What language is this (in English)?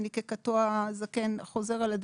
Hebrew